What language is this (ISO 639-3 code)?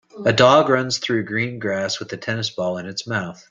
eng